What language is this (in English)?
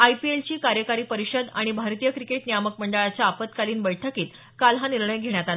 Marathi